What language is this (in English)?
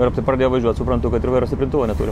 Lithuanian